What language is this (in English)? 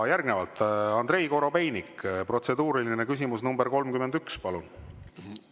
Estonian